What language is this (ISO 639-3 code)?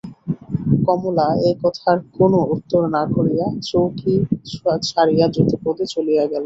ben